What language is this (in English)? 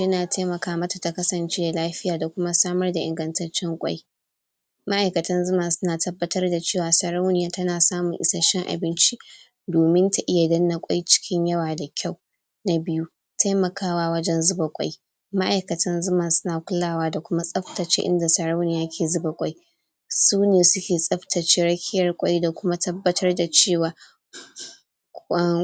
Hausa